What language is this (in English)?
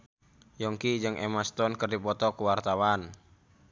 Sundanese